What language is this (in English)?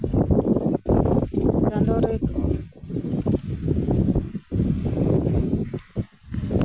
Santali